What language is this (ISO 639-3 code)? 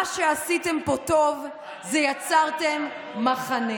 heb